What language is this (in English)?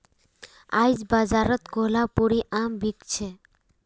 Magahi